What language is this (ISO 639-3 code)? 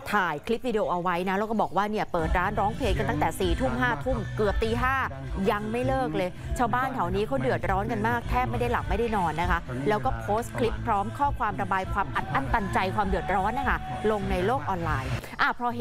tha